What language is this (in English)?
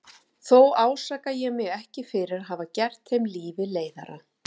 Icelandic